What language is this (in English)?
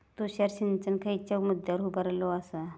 Marathi